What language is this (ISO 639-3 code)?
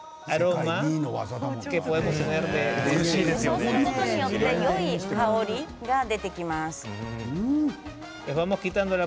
jpn